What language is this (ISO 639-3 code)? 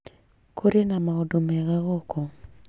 kik